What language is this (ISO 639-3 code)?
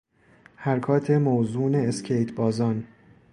fas